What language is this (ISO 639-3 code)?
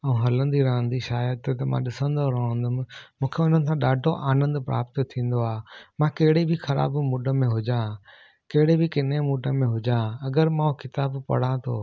snd